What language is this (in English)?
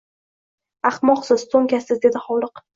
Uzbek